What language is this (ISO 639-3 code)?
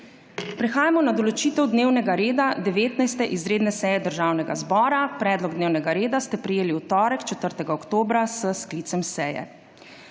slv